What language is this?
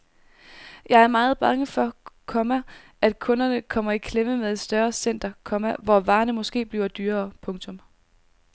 Danish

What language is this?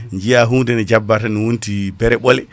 Fula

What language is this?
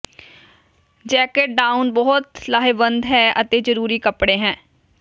Punjabi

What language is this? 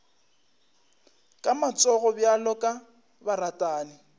Northern Sotho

